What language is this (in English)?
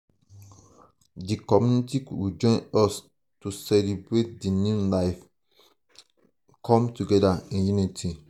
Nigerian Pidgin